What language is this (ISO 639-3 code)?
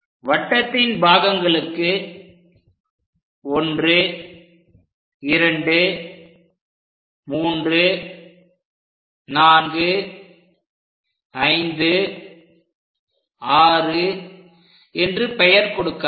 tam